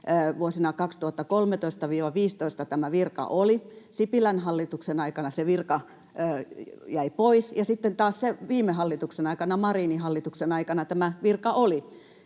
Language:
Finnish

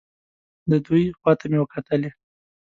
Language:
Pashto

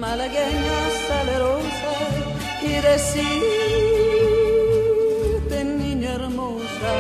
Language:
Indonesian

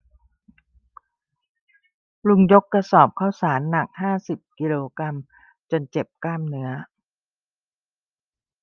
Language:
Thai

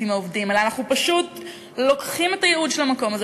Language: Hebrew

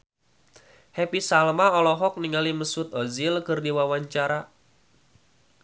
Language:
Sundanese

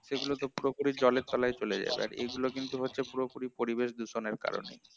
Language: Bangla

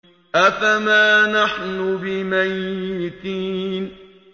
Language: Arabic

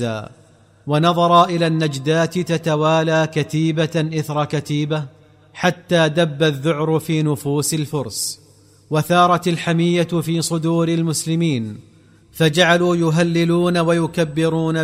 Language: Arabic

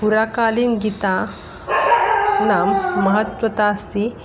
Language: Sanskrit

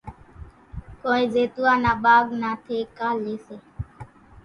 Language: Kachi Koli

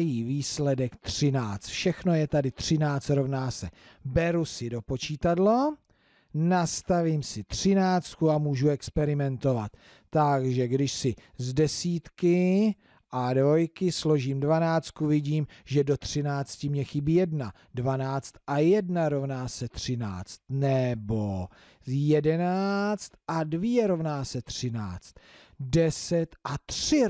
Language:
Czech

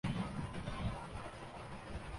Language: Urdu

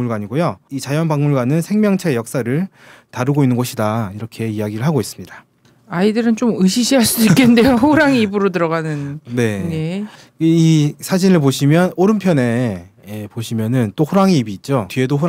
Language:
Korean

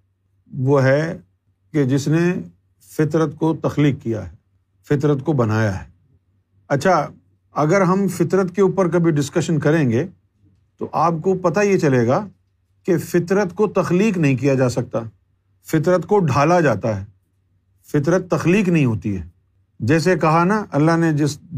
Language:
Urdu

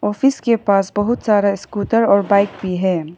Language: Hindi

